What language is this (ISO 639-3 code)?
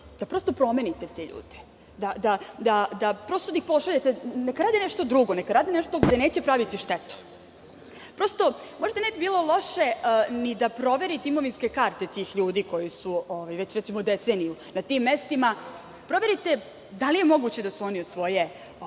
srp